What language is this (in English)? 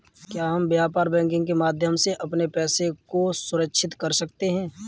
Hindi